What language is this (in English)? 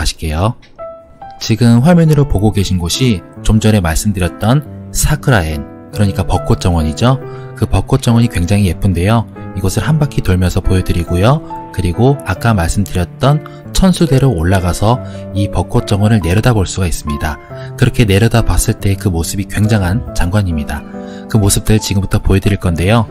Korean